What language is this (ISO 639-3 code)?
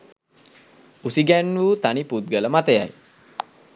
sin